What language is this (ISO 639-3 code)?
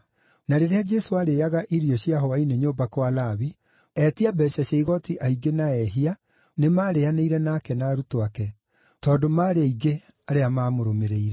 kik